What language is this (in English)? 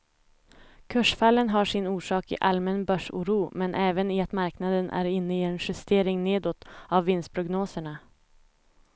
Swedish